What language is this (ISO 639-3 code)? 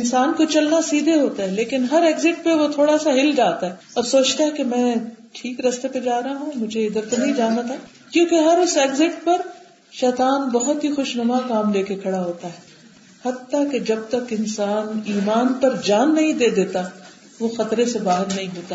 urd